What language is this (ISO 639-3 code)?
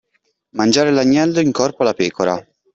ita